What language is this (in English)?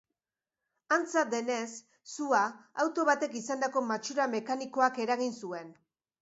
Basque